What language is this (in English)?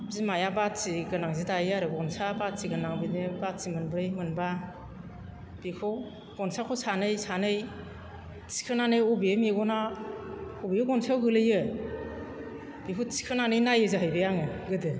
Bodo